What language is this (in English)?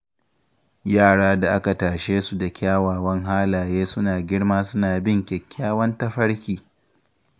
Hausa